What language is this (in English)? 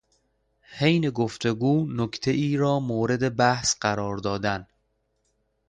Persian